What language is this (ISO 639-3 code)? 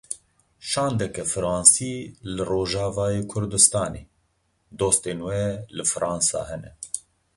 kur